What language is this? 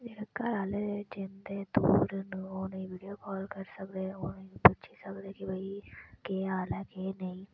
Dogri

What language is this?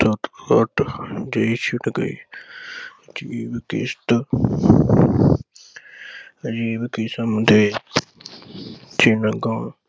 Punjabi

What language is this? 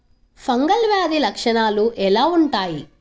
Telugu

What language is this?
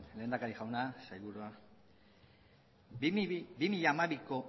Basque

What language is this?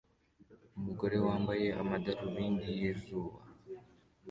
Kinyarwanda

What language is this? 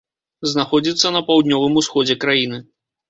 Belarusian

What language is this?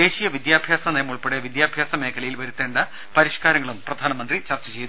Malayalam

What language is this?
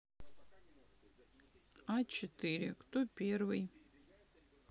Russian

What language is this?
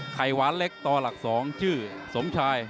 Thai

